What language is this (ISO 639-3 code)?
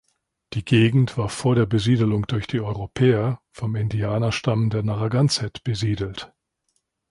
deu